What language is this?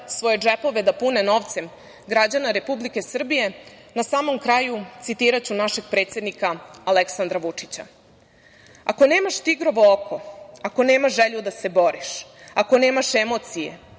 Serbian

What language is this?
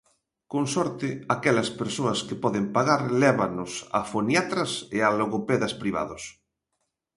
Galician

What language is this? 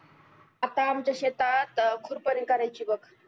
Marathi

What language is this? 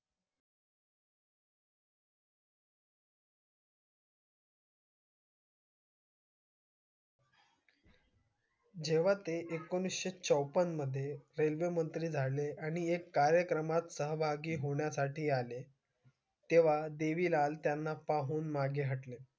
Marathi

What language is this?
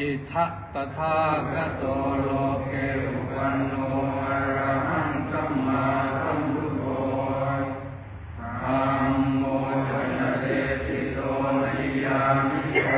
Thai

